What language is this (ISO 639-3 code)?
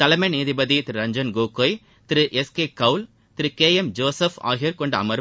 tam